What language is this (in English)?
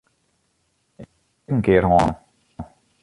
Western Frisian